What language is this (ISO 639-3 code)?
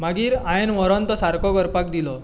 kok